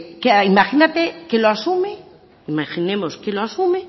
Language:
Spanish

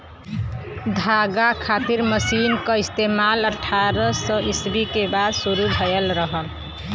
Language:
Bhojpuri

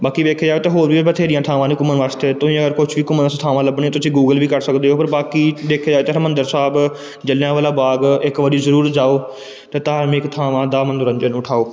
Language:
Punjabi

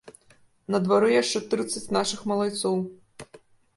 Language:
Belarusian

